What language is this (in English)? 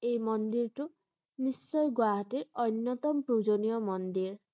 Assamese